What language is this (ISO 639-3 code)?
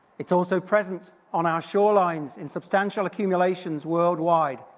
eng